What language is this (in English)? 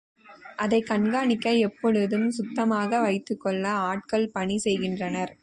Tamil